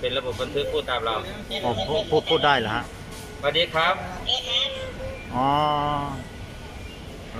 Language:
Thai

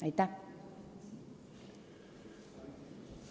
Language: Estonian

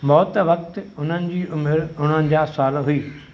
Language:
Sindhi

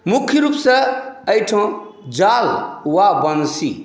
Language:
Maithili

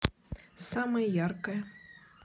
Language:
Russian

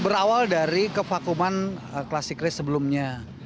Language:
Indonesian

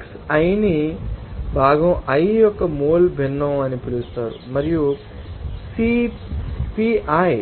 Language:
Telugu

